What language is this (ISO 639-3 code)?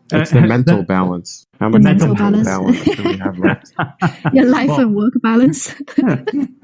eng